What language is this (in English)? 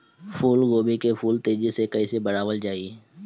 Bhojpuri